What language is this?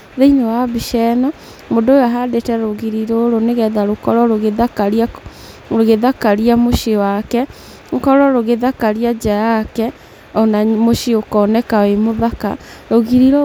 Kikuyu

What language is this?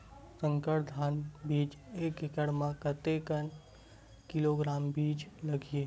Chhattisgarhi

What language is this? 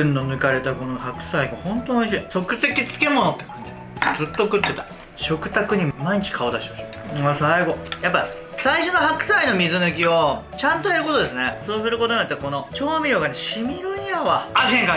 Japanese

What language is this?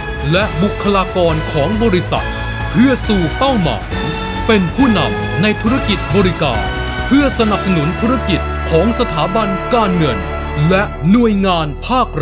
Thai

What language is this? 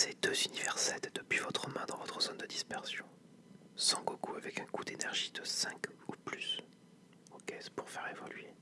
French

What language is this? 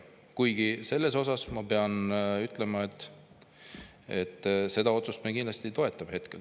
Estonian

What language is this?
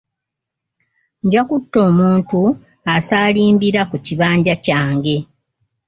Ganda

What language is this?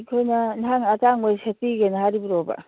Manipuri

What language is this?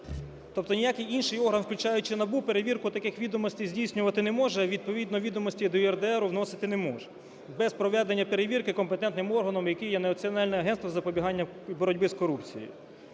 Ukrainian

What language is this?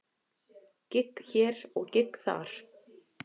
Icelandic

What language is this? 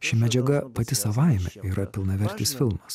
Lithuanian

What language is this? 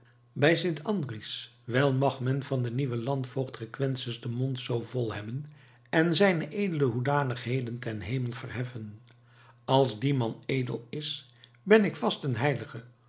Dutch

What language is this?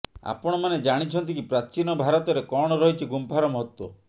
Odia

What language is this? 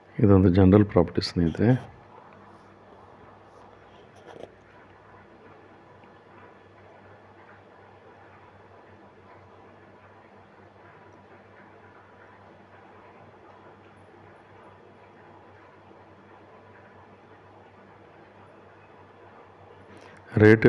Russian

